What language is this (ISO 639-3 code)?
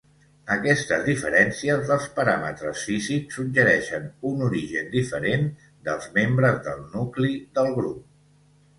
cat